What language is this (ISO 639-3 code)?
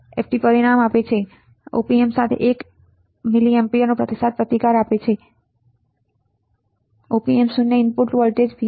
guj